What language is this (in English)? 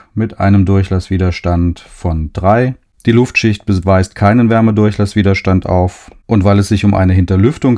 German